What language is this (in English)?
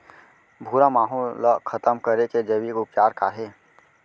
Chhattisgarhi